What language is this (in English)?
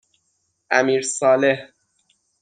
Persian